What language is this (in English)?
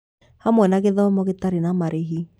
Kikuyu